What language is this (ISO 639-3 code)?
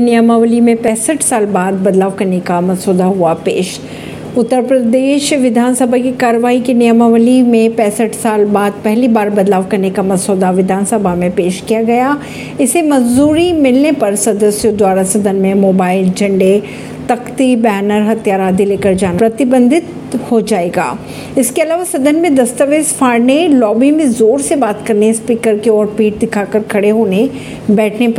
hin